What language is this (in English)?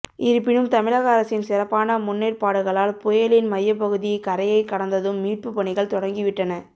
Tamil